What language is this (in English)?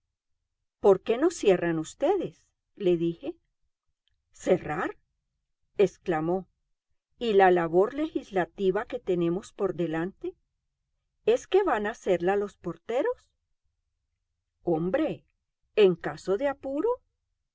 Spanish